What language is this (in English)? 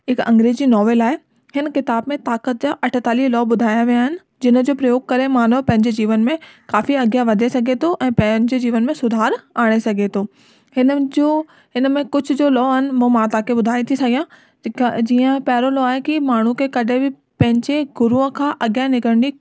Sindhi